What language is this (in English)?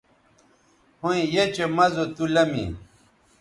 Bateri